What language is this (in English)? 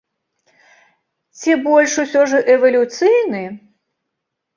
Belarusian